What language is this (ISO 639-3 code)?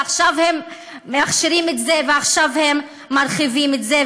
heb